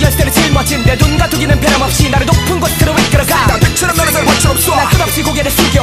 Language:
Korean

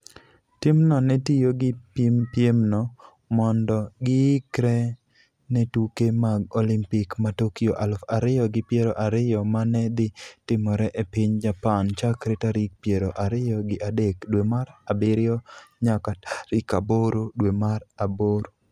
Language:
Luo (Kenya and Tanzania)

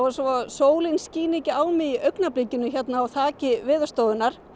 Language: Icelandic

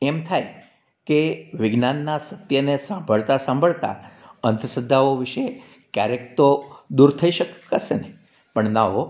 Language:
Gujarati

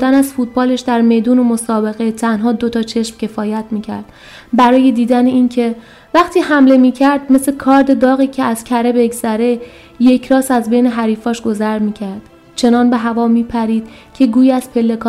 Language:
Persian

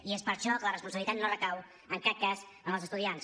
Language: Catalan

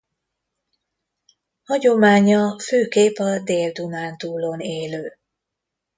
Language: Hungarian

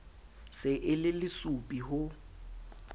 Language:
Southern Sotho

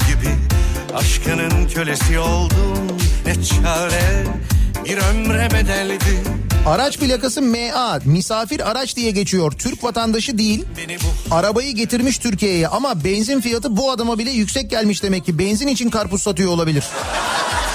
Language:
Turkish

